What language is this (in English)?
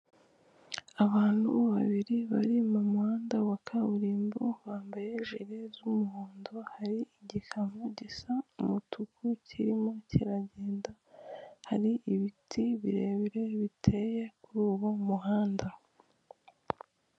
Kinyarwanda